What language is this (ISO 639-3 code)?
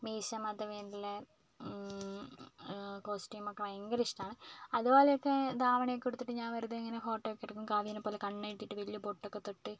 mal